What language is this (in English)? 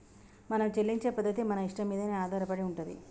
Telugu